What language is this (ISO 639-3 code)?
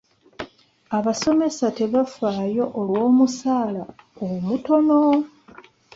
lug